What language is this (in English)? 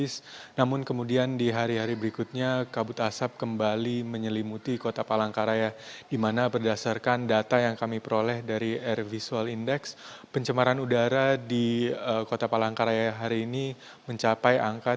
Indonesian